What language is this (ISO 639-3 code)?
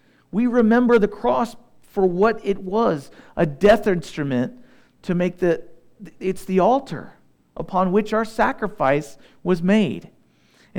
eng